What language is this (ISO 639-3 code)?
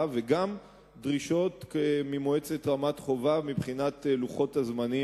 heb